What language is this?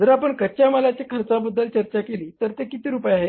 Marathi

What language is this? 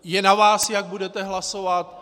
Czech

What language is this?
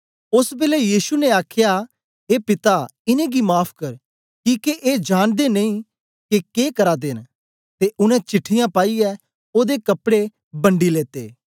Dogri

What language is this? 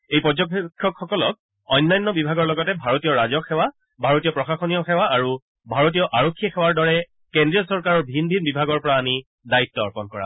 Assamese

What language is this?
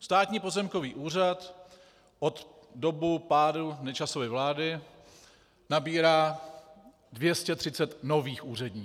Czech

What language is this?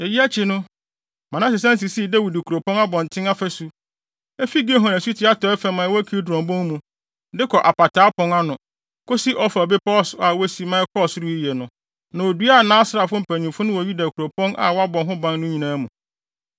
Akan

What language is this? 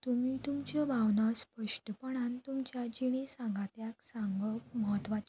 Konkani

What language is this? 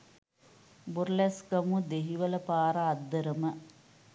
Sinhala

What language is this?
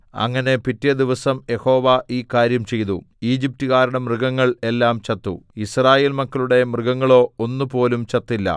Malayalam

